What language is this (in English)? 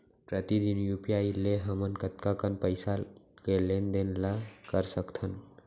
Chhattisgarhi